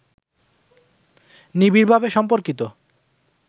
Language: Bangla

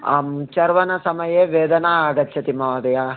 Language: Sanskrit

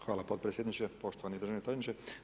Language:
Croatian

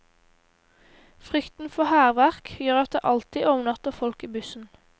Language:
Norwegian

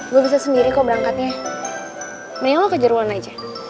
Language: Indonesian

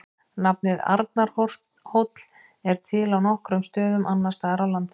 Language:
Icelandic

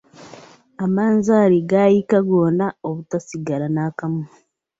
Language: Ganda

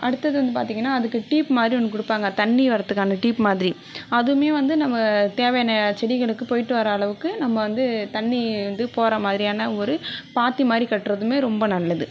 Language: Tamil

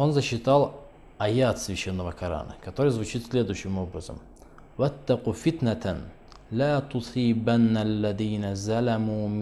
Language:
Russian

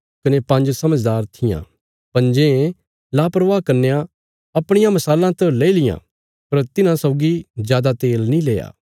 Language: Bilaspuri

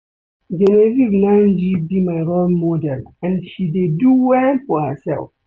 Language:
Nigerian Pidgin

